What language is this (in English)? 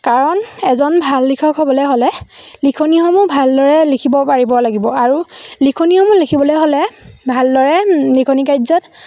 Assamese